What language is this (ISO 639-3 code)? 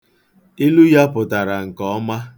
ibo